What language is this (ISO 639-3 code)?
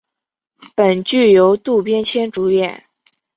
zho